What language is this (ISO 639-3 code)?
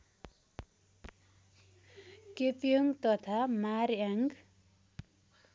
nep